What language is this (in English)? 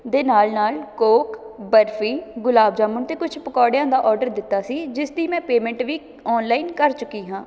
Punjabi